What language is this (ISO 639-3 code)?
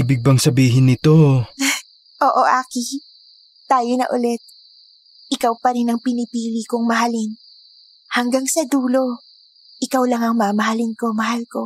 fil